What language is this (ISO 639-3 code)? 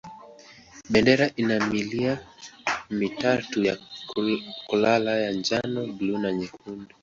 swa